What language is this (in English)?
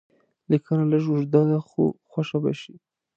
Pashto